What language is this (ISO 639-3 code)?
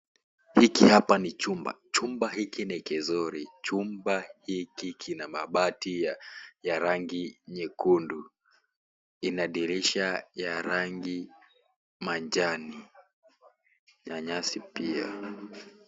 swa